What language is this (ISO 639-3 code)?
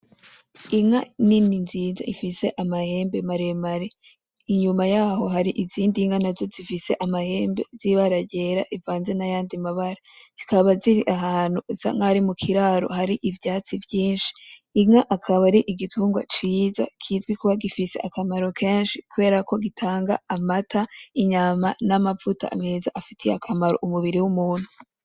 run